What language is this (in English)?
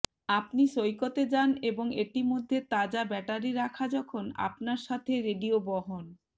Bangla